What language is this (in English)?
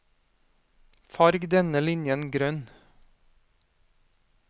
Norwegian